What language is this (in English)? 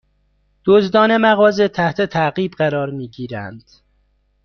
Persian